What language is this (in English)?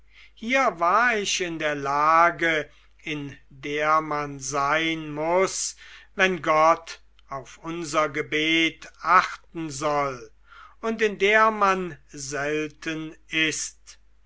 German